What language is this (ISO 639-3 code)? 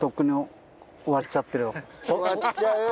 jpn